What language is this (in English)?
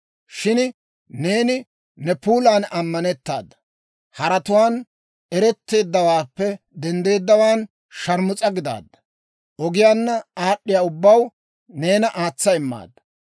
Dawro